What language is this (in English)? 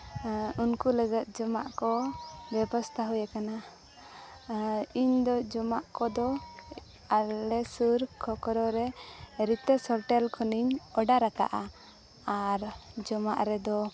Santali